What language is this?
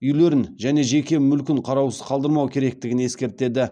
Kazakh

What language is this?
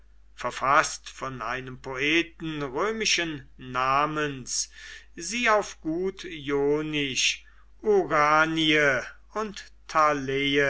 German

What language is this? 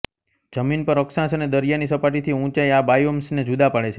Gujarati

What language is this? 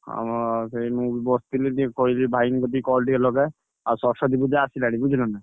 Odia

